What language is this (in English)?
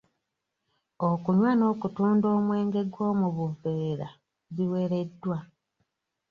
Ganda